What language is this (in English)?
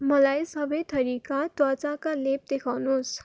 Nepali